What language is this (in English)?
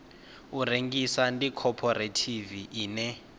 Venda